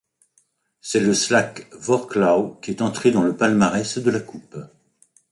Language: French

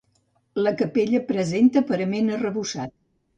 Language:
Catalan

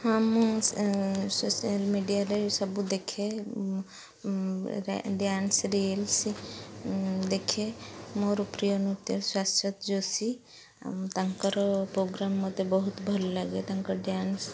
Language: Odia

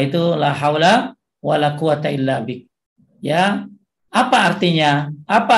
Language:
Indonesian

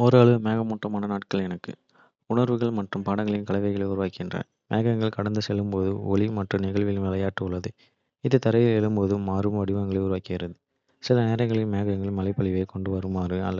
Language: Kota (India)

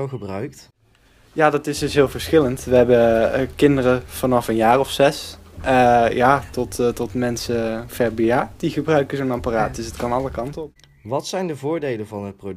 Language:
Dutch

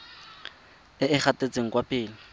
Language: Tswana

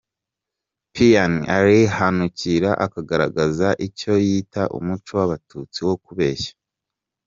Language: Kinyarwanda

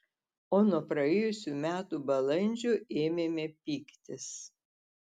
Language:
Lithuanian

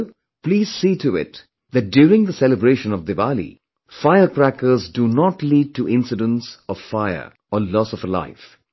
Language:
English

